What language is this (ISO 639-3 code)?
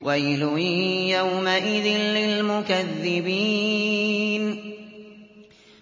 ara